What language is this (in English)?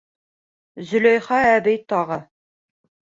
Bashkir